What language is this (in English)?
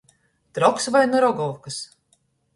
Latgalian